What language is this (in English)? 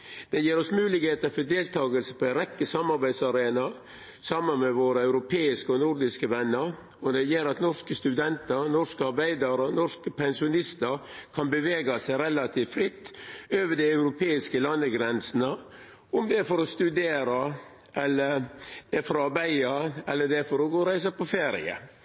Norwegian Nynorsk